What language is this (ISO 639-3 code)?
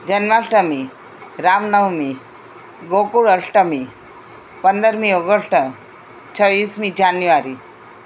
guj